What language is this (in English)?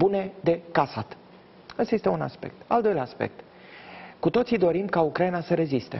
Romanian